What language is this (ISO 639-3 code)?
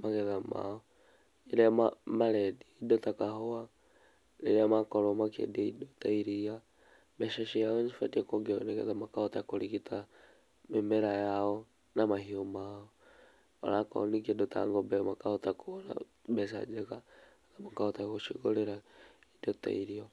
kik